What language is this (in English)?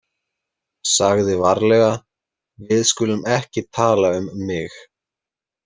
Icelandic